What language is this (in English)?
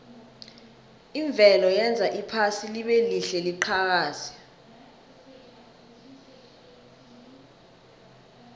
South Ndebele